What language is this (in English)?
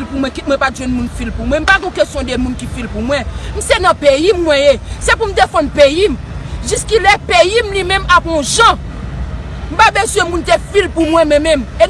French